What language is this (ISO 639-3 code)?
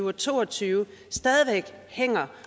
dan